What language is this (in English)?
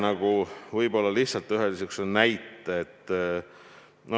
Estonian